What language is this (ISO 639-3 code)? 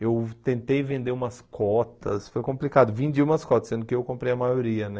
por